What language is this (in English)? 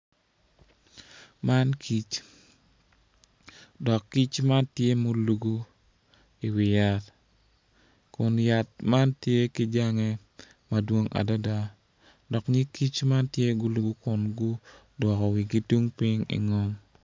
Acoli